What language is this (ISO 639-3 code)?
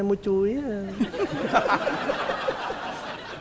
vie